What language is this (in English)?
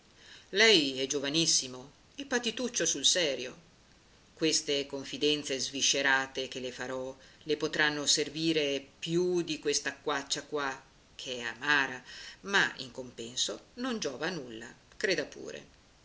Italian